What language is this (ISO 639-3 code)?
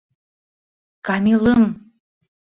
bak